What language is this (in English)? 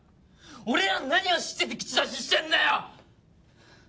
Japanese